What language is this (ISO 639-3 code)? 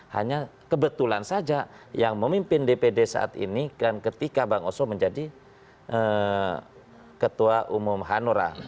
ind